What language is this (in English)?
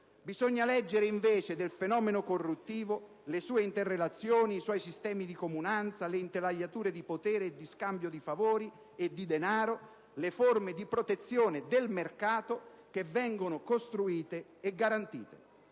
Italian